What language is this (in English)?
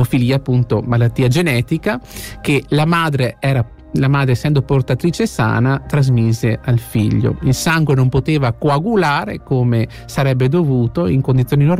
Italian